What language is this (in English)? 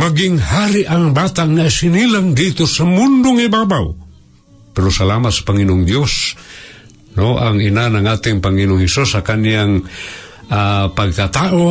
Filipino